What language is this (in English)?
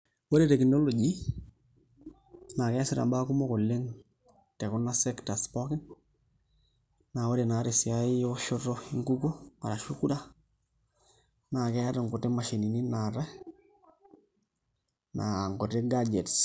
Masai